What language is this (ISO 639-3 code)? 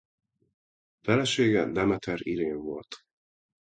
hun